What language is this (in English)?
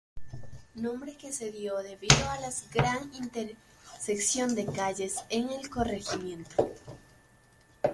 Spanish